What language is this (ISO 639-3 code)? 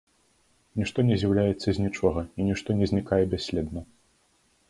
bel